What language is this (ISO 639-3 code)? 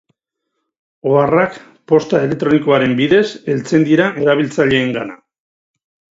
eus